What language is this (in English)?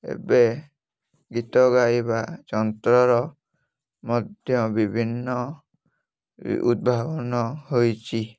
Odia